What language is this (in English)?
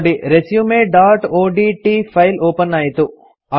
Kannada